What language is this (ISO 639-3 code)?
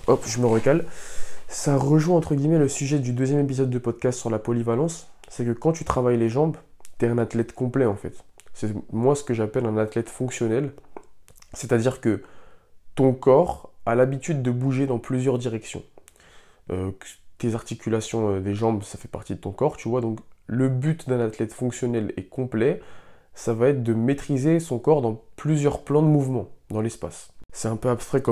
fra